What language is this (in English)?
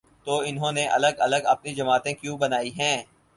Urdu